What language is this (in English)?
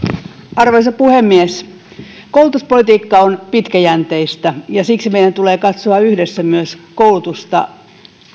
Finnish